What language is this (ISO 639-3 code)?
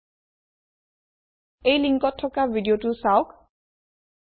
asm